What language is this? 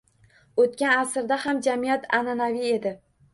Uzbek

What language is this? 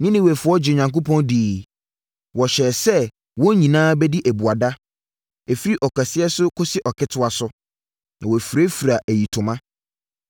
Akan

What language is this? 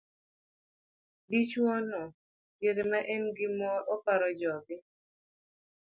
Luo (Kenya and Tanzania)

